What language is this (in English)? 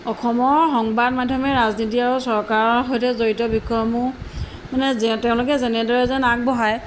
Assamese